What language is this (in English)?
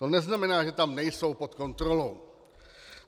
Czech